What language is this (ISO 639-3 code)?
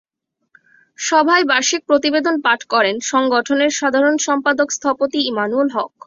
ben